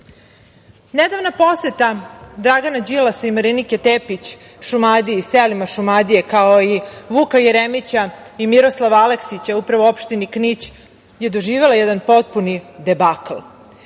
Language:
Serbian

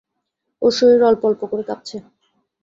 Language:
Bangla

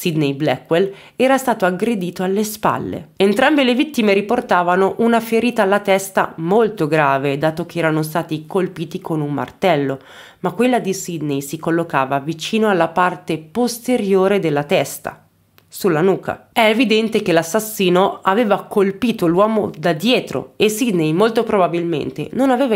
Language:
Italian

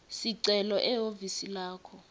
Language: Swati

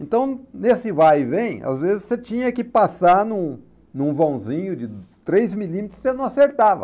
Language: Portuguese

